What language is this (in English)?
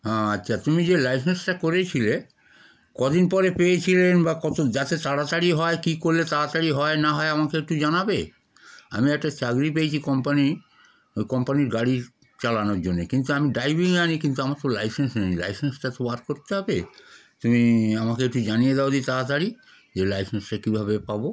Bangla